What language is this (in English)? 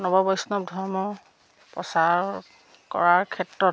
Assamese